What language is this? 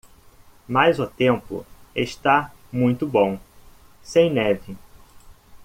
Portuguese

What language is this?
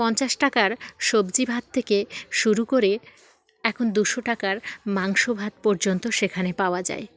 Bangla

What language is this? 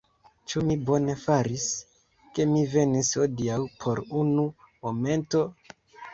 Esperanto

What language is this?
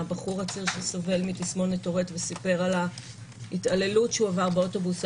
Hebrew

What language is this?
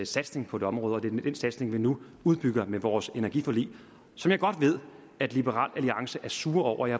Danish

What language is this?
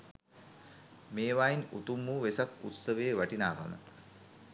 Sinhala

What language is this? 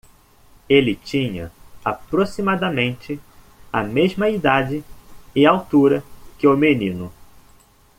Portuguese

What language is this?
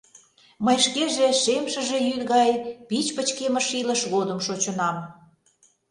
Mari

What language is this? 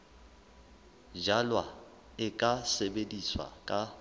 Southern Sotho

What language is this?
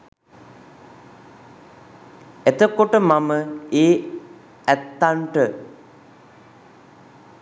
Sinhala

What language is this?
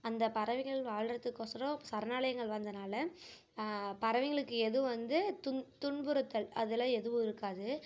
Tamil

